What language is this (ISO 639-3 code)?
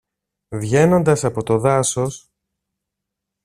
ell